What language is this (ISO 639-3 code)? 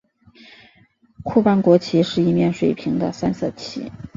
zho